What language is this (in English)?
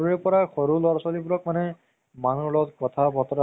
Assamese